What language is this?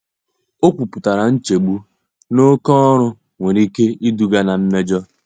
Igbo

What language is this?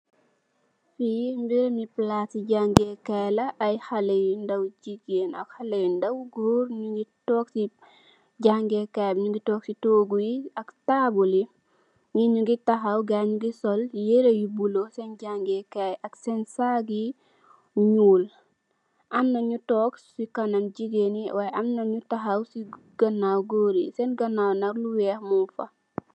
Wolof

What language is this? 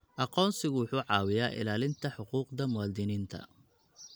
Somali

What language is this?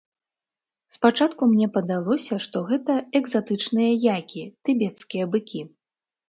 Belarusian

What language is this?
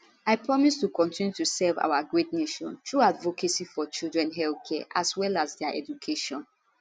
Nigerian Pidgin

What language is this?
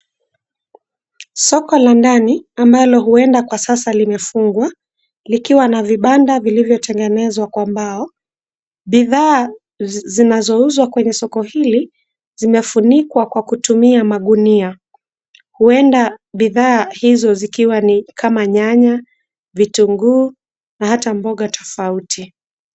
Swahili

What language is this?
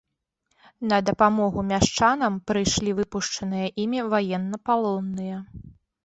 Belarusian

